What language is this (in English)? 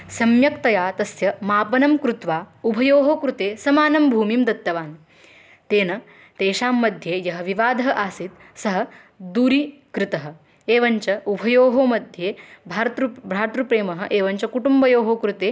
Sanskrit